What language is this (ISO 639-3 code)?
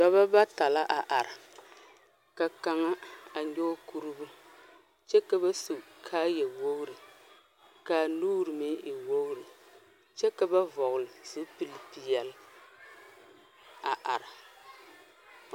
dga